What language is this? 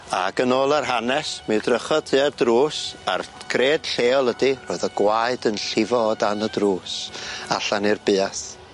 Welsh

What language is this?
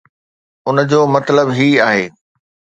Sindhi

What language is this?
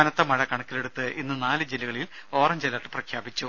Malayalam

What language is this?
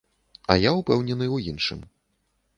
Belarusian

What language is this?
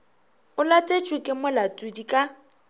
Northern Sotho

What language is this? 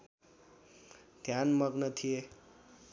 Nepali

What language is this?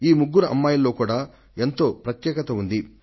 Telugu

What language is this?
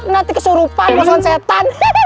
Indonesian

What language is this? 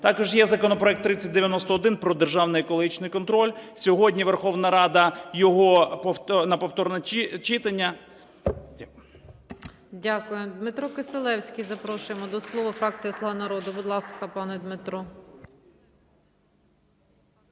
Ukrainian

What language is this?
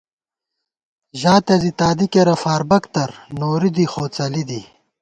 Gawar-Bati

